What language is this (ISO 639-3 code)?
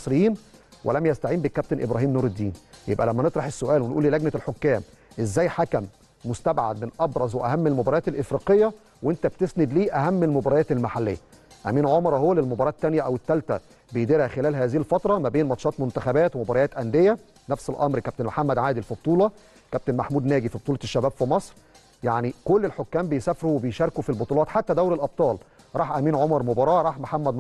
ara